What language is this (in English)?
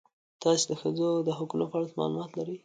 Pashto